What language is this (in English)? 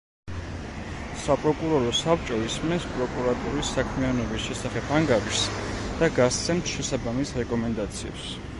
Georgian